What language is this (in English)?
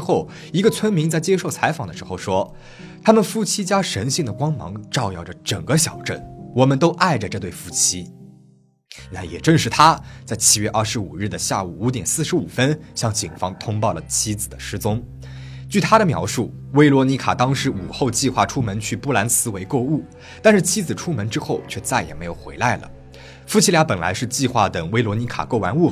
Chinese